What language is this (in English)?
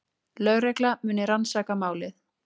Icelandic